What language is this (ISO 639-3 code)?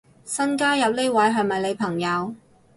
yue